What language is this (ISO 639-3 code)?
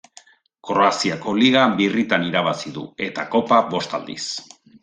eus